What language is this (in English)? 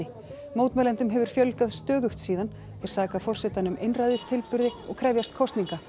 Icelandic